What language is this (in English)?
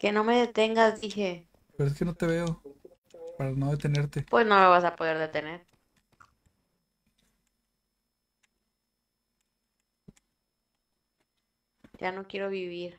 Spanish